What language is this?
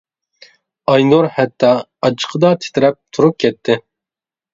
Uyghur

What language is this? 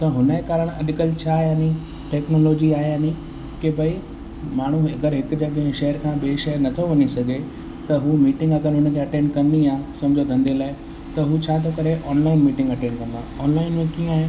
Sindhi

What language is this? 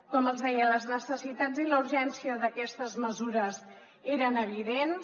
Catalan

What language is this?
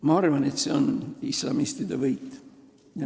Estonian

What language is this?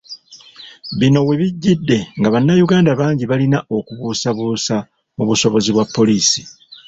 Ganda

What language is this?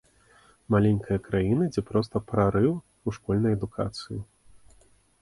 Belarusian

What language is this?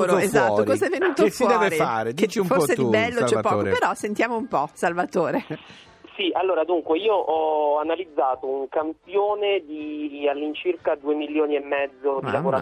Italian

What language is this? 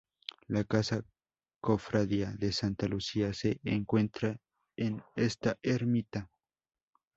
Spanish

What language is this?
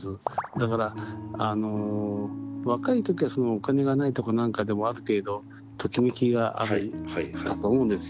Japanese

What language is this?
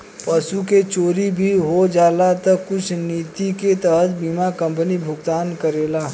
Bhojpuri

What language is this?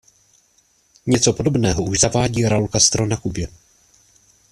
Czech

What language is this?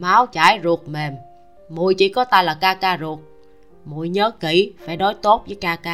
Vietnamese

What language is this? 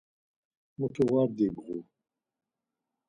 Laz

